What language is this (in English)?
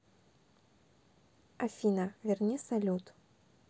Russian